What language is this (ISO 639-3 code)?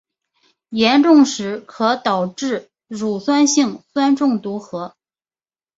zho